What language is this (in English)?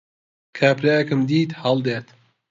Central Kurdish